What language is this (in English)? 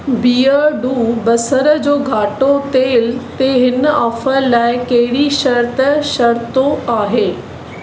Sindhi